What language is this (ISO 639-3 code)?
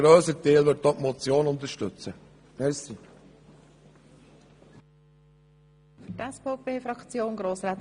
gsw